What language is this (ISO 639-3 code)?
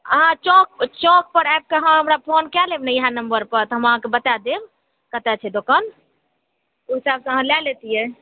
mai